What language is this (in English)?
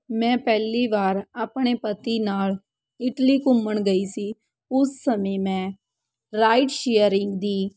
Punjabi